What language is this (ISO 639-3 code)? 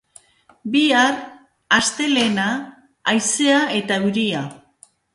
eus